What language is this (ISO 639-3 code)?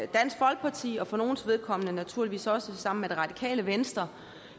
dan